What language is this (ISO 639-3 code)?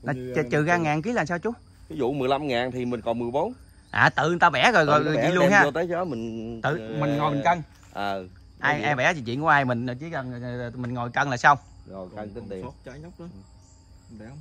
vie